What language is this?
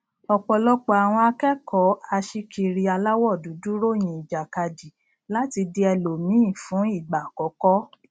Yoruba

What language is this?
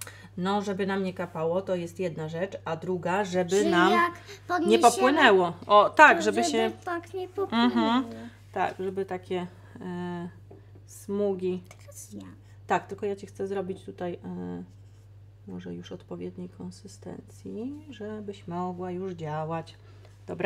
Polish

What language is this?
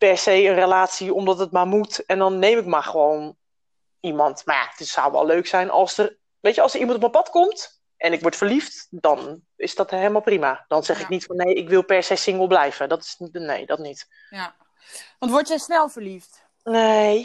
Dutch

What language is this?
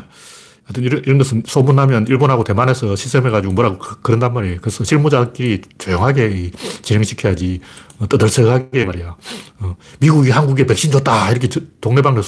Korean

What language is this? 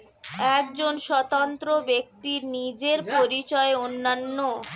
Bangla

